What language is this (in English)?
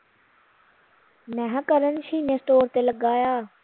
Punjabi